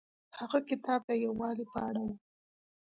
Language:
Pashto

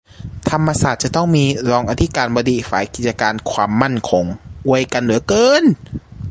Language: Thai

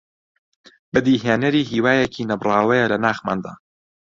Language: Central Kurdish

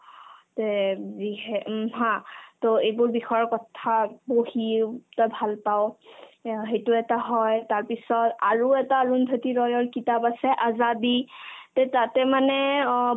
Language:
Assamese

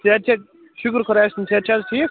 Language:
Kashmiri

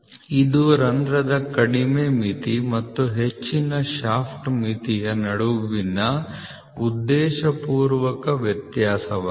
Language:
Kannada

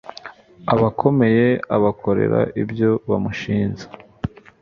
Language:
Kinyarwanda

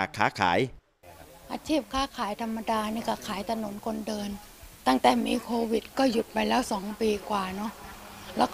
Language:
Thai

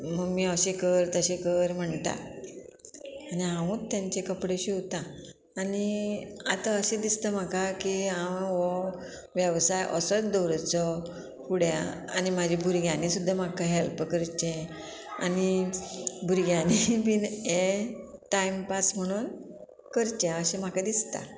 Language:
Konkani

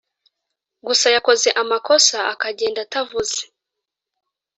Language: Kinyarwanda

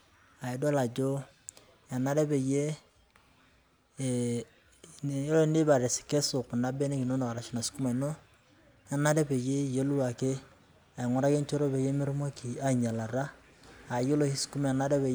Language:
Masai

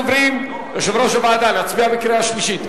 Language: Hebrew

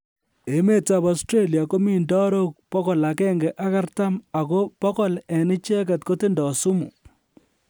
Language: Kalenjin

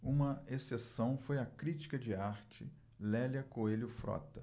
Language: Portuguese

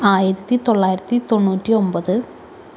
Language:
Malayalam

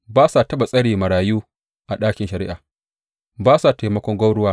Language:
Hausa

